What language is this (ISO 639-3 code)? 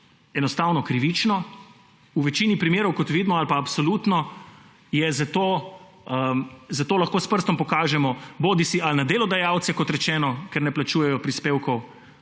slv